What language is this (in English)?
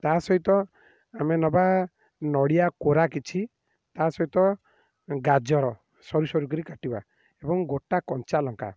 Odia